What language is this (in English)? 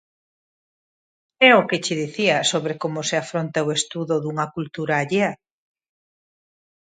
Galician